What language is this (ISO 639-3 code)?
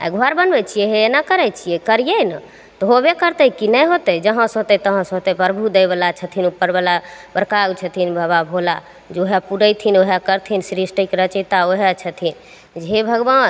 mai